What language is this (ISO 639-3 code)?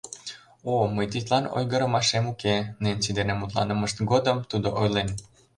chm